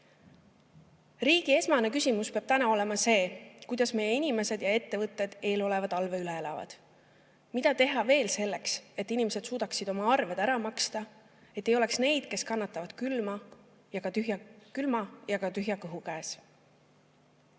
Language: Estonian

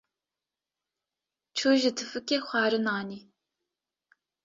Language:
Kurdish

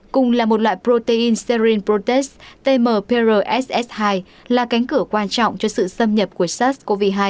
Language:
Vietnamese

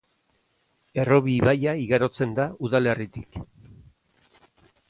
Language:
Basque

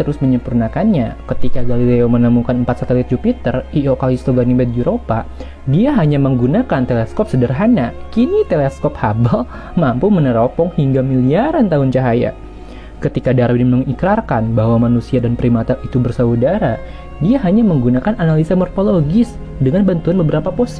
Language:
Indonesian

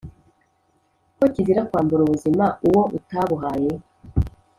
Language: Kinyarwanda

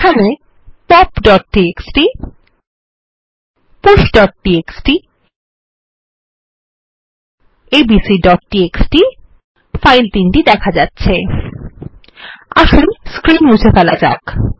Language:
Bangla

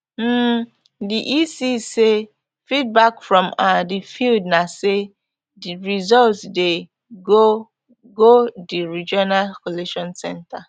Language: Nigerian Pidgin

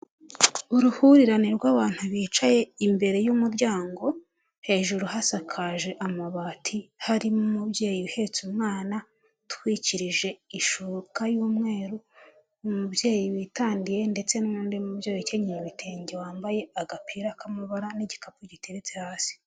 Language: Kinyarwanda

